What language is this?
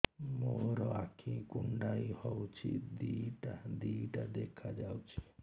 Odia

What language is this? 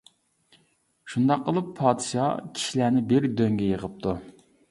Uyghur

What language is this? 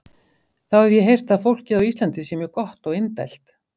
Icelandic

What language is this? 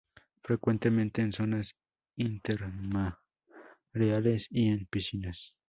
Spanish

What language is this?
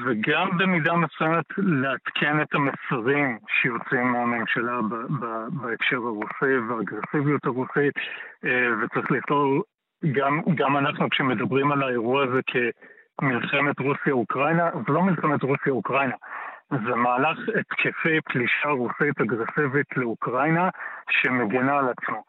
Hebrew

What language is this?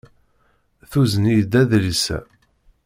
Kabyle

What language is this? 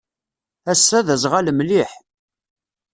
Kabyle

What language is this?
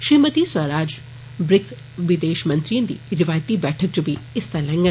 Dogri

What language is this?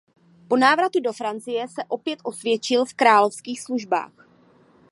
Czech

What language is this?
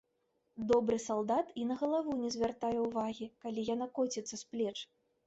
Belarusian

